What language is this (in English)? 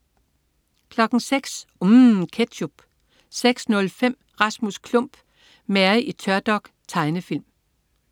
Danish